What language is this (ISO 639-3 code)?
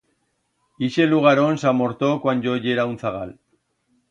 arg